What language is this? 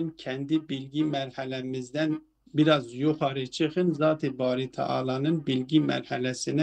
Turkish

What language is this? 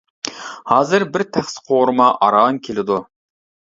Uyghur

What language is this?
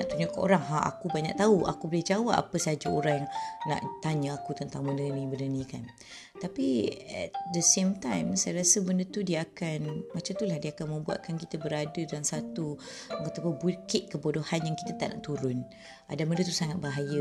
Malay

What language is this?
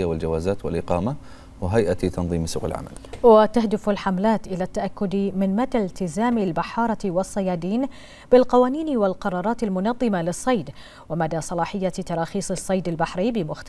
Arabic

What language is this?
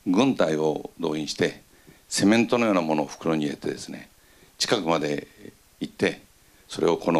Japanese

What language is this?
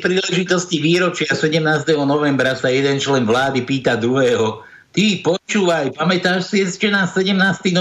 Slovak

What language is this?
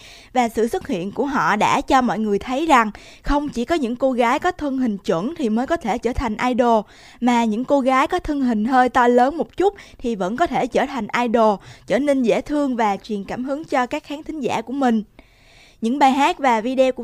Vietnamese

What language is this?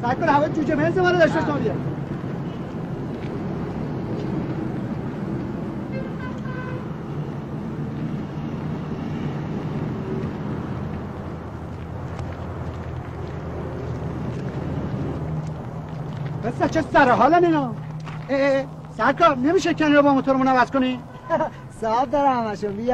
Persian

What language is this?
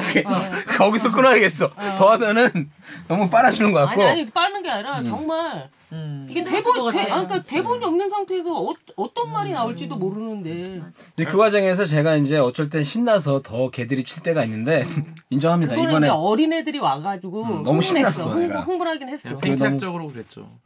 Korean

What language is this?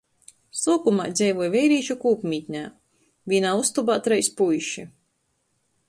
Latgalian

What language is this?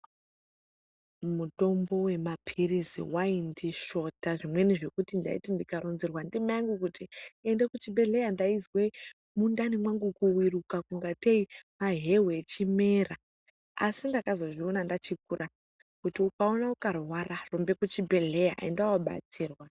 Ndau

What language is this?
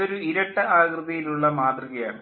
Malayalam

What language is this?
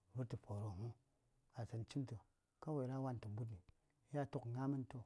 Saya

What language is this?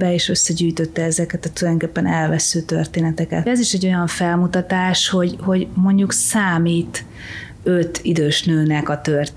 Hungarian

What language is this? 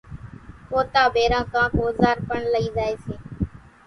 Kachi Koli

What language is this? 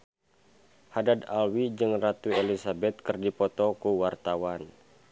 Sundanese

